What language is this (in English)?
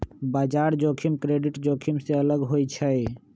Magahi